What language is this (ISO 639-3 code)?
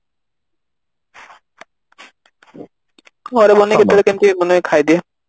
ori